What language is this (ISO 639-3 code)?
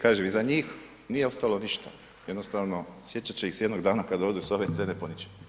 hrv